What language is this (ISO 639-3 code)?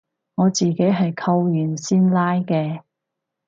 yue